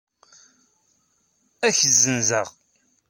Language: Kabyle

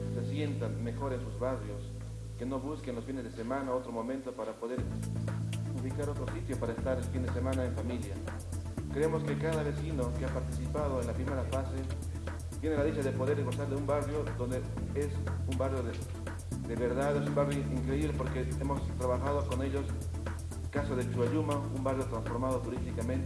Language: Spanish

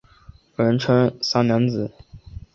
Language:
Chinese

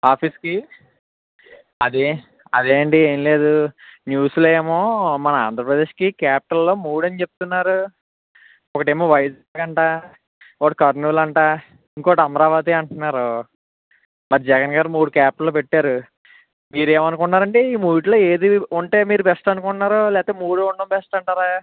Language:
Telugu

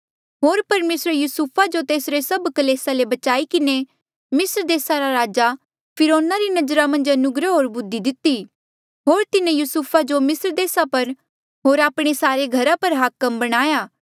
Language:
Mandeali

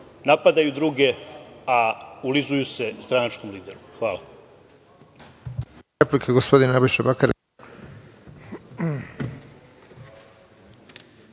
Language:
Serbian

